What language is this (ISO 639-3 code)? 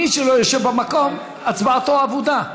heb